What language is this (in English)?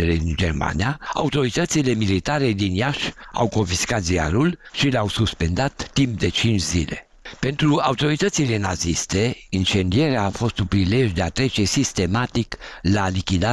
Romanian